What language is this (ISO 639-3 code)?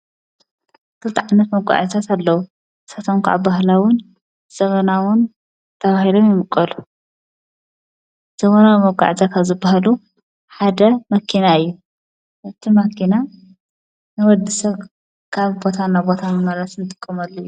tir